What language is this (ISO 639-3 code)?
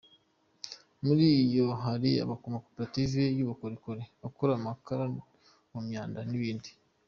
kin